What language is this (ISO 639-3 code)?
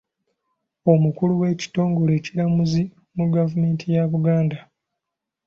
lug